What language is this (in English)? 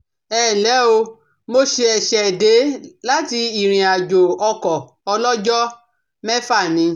Yoruba